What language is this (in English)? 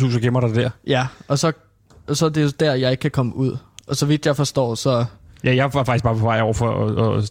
Danish